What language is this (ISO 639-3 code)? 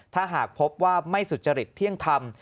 tha